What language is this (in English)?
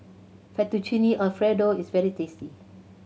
English